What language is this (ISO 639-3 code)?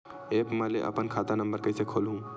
hne